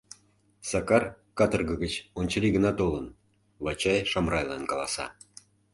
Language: Mari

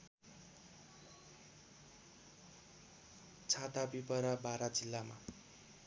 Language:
Nepali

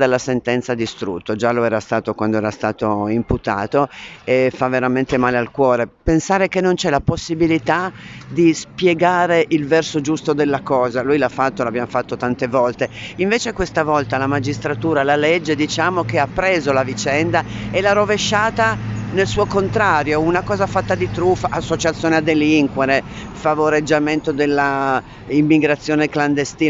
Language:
Italian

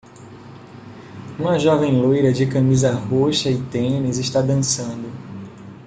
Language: Portuguese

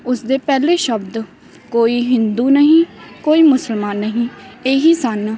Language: Punjabi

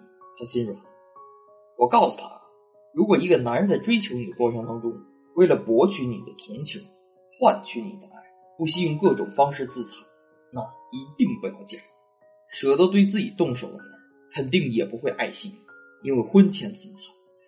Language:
Chinese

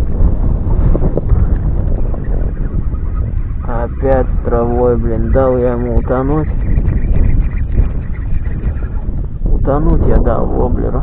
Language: Russian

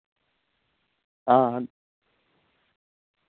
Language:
Dogri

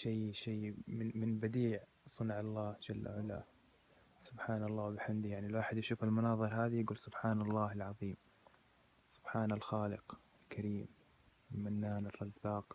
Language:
Arabic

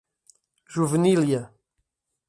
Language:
Portuguese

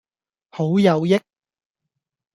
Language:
Cantonese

